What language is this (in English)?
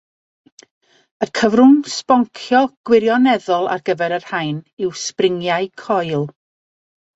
Welsh